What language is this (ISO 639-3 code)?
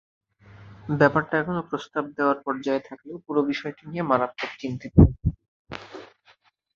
ben